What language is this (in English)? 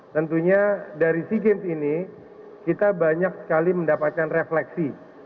Indonesian